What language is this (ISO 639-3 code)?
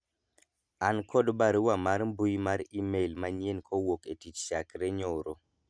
luo